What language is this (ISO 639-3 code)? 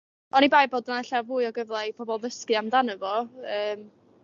cym